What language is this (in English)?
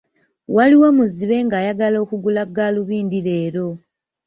Ganda